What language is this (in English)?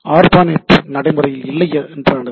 Tamil